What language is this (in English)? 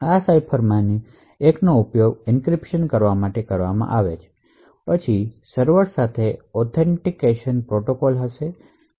Gujarati